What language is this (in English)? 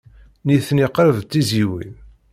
Kabyle